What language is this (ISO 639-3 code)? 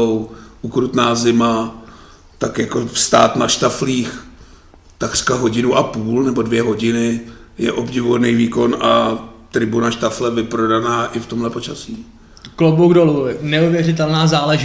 ces